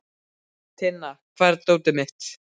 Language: Icelandic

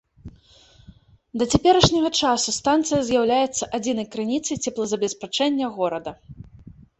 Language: Belarusian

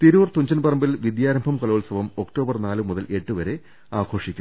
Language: Malayalam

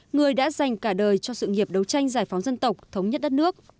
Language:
Vietnamese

